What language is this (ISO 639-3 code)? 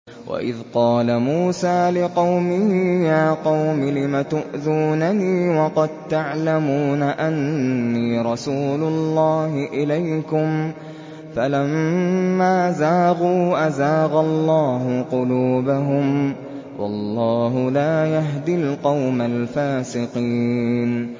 ara